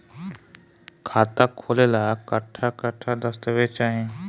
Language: Bhojpuri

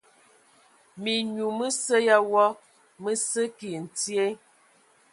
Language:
Ewondo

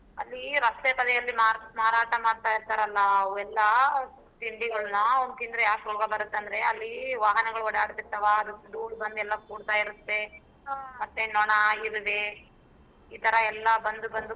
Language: Kannada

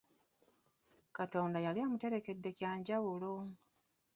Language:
Ganda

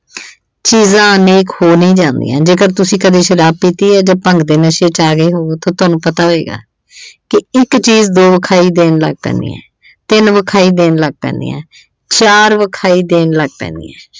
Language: Punjabi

